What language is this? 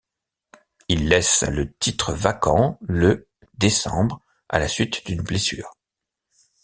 French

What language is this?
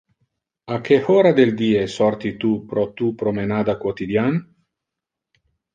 Interlingua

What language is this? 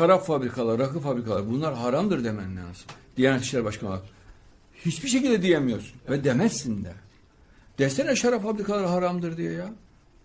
Turkish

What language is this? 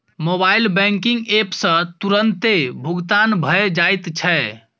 Maithili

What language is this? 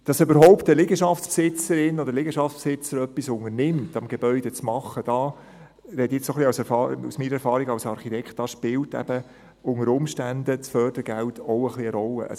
Swiss German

